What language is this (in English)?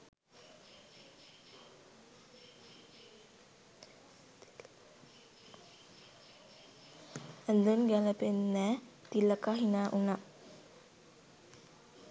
Sinhala